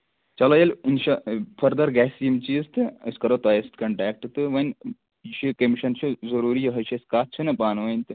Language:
Kashmiri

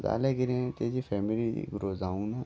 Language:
Konkani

